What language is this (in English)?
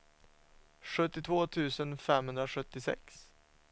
Swedish